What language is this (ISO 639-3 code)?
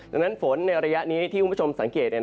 tha